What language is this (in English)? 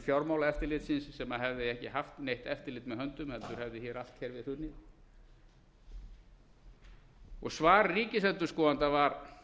Icelandic